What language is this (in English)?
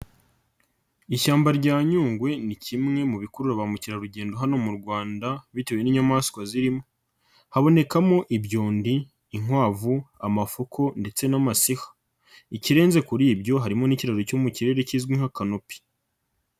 Kinyarwanda